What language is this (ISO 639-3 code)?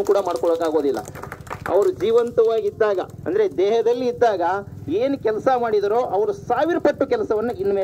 ara